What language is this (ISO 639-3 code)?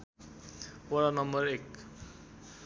nep